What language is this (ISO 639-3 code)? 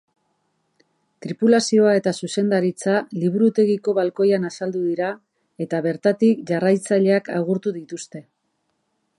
eus